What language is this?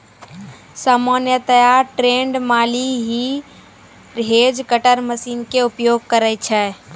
Maithili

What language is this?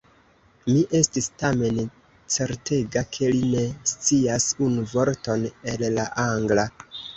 Esperanto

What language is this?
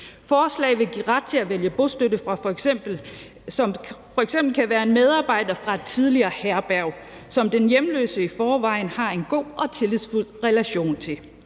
Danish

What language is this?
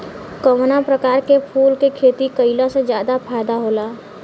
Bhojpuri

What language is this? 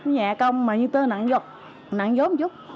Vietnamese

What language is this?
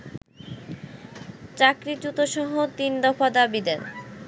Bangla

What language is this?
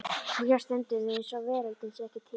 Icelandic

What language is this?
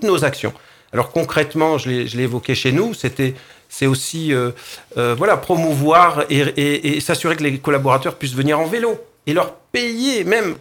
French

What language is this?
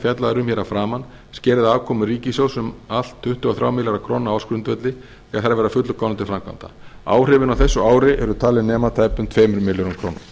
Icelandic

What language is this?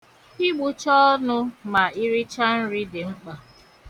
Igbo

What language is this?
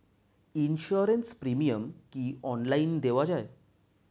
Bangla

